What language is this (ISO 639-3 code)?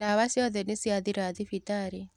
kik